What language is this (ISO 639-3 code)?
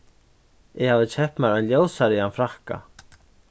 fao